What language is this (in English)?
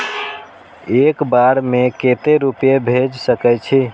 Maithili